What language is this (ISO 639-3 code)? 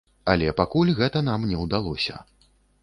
bel